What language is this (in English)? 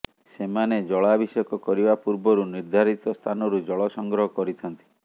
Odia